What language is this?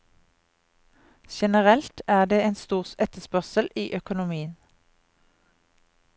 Norwegian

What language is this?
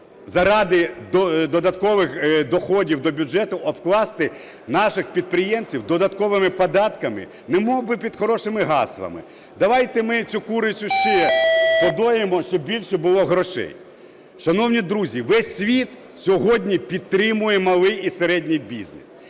Ukrainian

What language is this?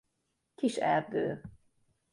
Hungarian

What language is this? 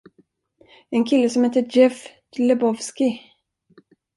Swedish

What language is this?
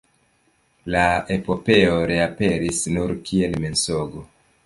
Esperanto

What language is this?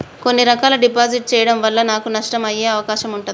Telugu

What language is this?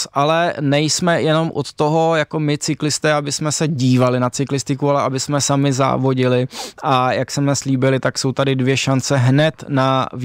Czech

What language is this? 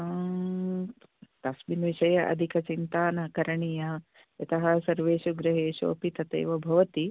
Sanskrit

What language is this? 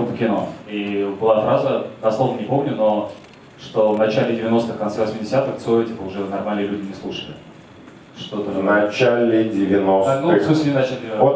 Russian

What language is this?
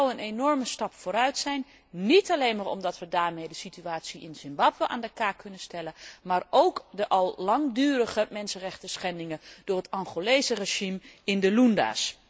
Dutch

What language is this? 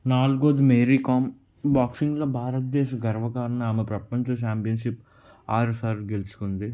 Telugu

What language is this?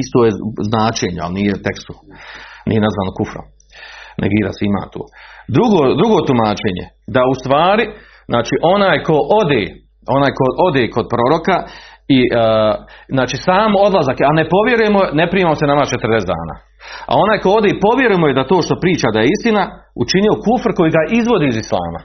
Croatian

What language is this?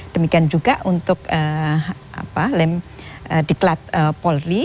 Indonesian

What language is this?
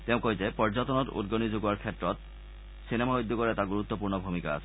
Assamese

